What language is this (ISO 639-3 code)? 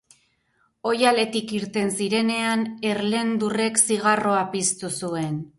eus